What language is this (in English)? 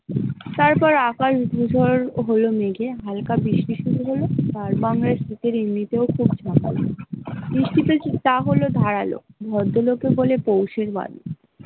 Bangla